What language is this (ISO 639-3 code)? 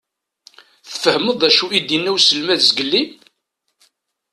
kab